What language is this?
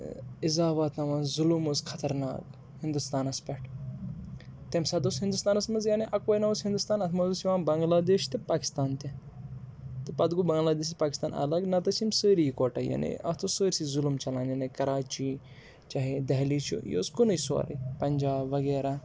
Kashmiri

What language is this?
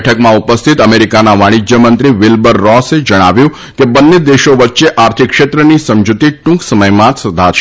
Gujarati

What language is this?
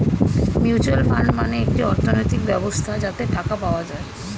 Bangla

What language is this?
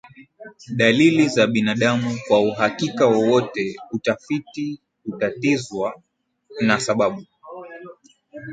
Swahili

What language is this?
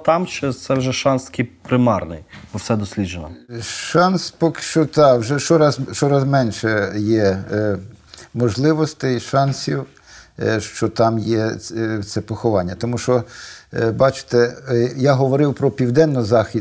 Ukrainian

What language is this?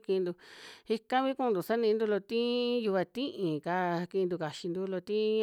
Western Juxtlahuaca Mixtec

